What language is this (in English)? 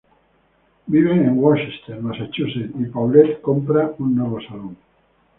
Spanish